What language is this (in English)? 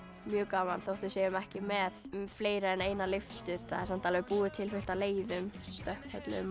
Icelandic